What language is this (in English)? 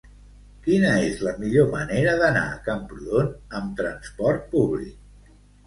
Catalan